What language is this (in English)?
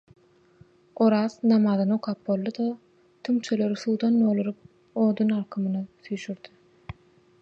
Turkmen